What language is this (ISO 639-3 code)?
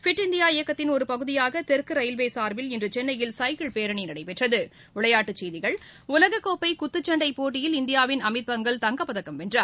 tam